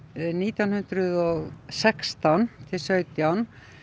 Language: Icelandic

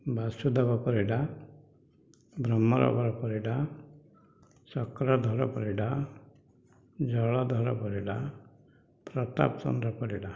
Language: Odia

